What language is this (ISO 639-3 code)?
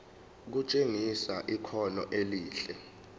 zul